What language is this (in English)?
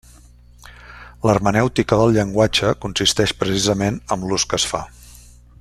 Catalan